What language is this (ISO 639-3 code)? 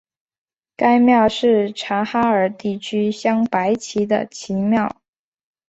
zho